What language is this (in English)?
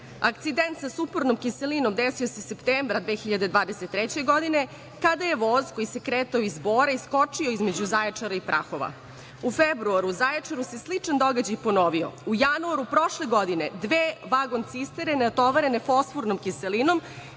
Serbian